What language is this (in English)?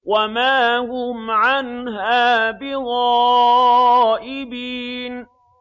Arabic